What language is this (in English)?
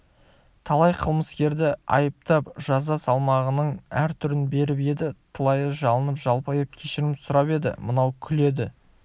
Kazakh